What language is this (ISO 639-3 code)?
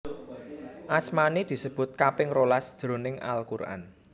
jav